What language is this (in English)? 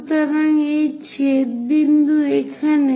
Bangla